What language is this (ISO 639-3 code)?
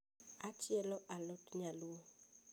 luo